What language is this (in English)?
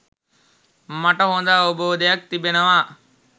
Sinhala